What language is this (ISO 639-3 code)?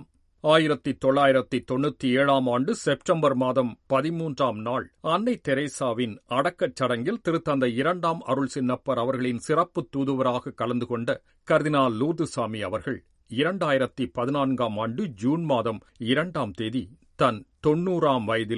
tam